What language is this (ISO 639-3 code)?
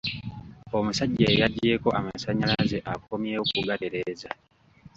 lug